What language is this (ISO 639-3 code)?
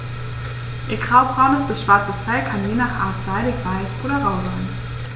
deu